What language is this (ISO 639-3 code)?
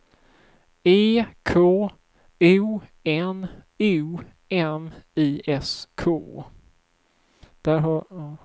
swe